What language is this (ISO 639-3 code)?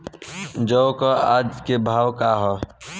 bho